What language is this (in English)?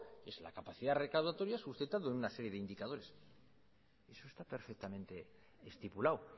Spanish